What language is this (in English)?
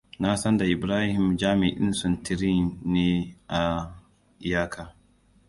Hausa